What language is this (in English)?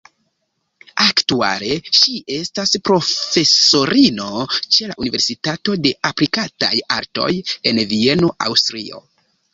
Esperanto